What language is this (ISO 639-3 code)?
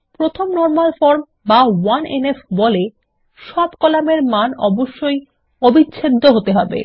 ben